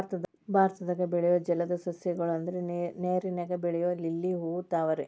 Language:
Kannada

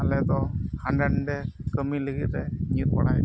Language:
Santali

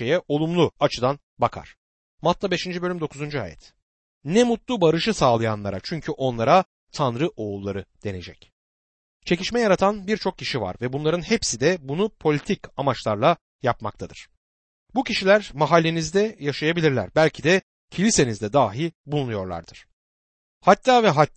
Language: Turkish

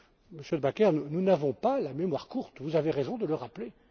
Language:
French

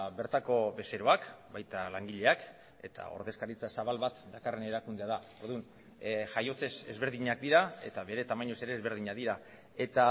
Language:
Basque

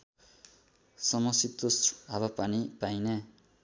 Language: Nepali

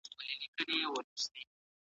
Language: Pashto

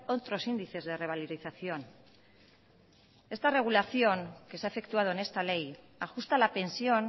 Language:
Spanish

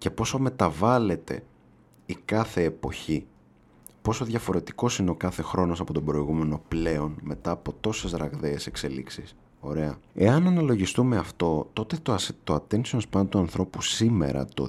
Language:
Greek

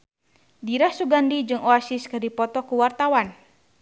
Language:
Sundanese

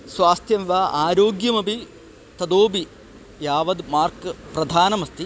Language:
Sanskrit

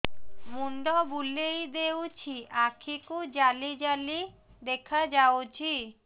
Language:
Odia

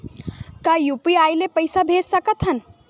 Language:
Chhattisgarhi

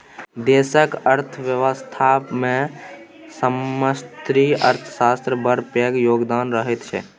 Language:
Maithili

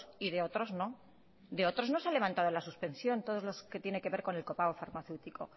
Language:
Spanish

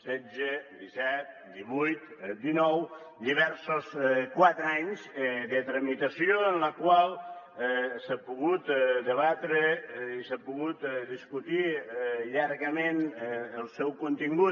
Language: Catalan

